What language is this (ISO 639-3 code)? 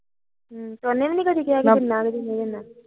pan